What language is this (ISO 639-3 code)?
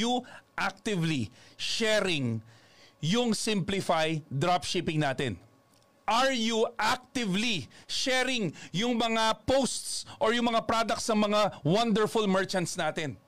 fil